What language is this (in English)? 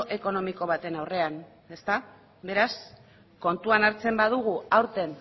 Basque